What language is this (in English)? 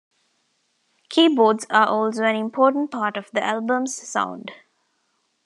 English